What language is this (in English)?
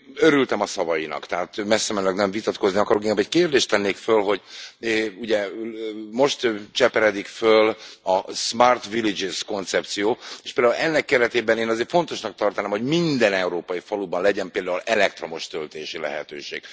Hungarian